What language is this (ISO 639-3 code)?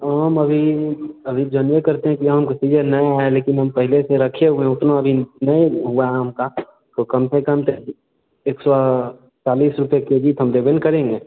hin